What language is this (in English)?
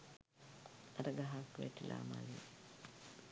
Sinhala